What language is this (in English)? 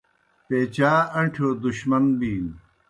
Kohistani Shina